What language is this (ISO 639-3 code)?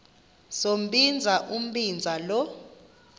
xho